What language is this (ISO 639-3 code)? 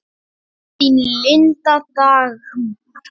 isl